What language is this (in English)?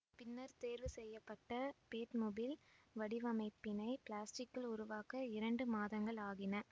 Tamil